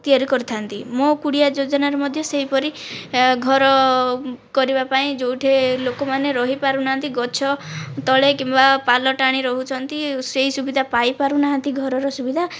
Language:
Odia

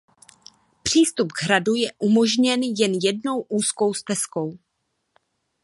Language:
Czech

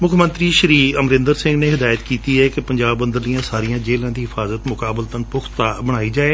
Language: Punjabi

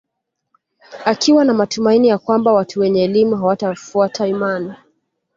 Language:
Swahili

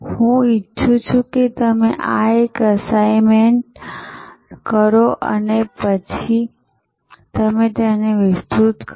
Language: Gujarati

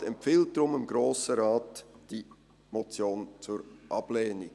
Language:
Swiss German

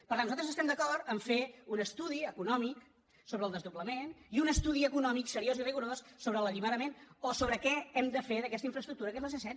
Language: Catalan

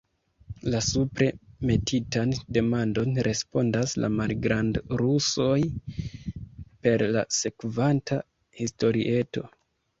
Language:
Esperanto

